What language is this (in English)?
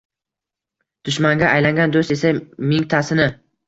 Uzbek